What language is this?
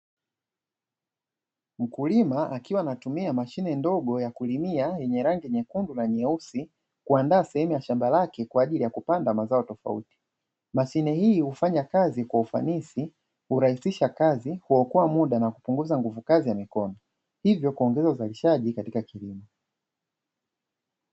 Swahili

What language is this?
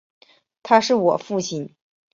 Chinese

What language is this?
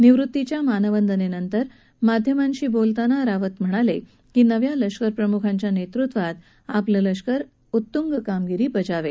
Marathi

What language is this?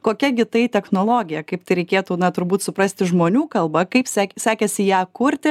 Lithuanian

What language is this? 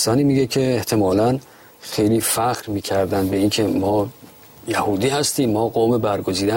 Persian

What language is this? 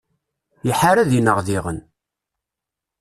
Kabyle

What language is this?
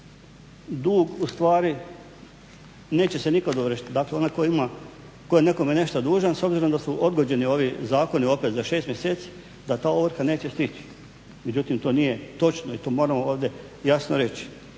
Croatian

